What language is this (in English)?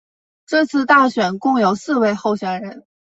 Chinese